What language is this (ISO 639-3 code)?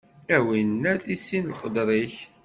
kab